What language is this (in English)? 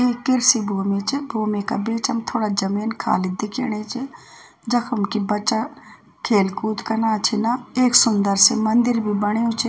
Garhwali